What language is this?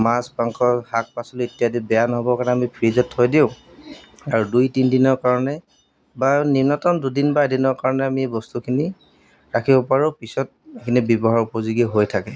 Assamese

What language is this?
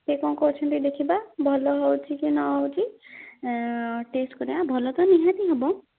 Odia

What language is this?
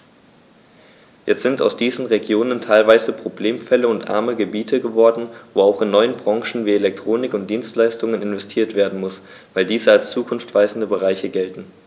German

